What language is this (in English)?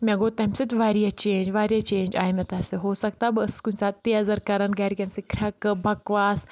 Kashmiri